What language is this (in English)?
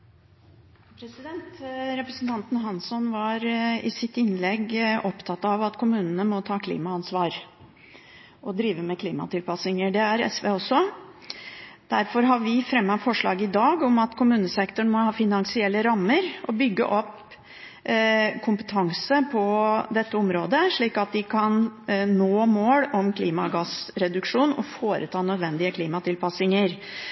Norwegian Bokmål